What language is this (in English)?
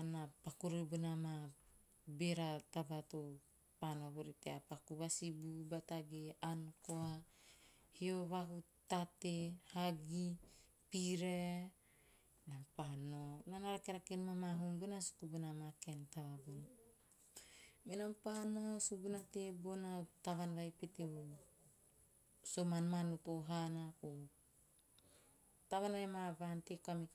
Teop